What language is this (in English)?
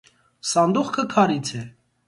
Armenian